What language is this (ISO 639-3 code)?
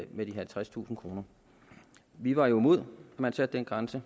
dan